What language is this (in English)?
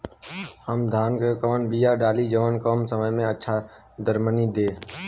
Bhojpuri